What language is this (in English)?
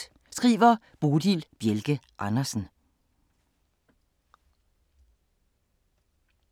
Danish